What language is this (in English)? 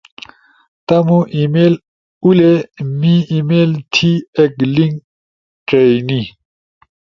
Ushojo